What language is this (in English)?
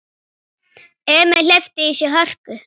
Icelandic